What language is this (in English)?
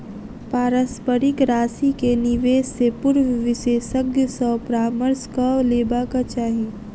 Maithili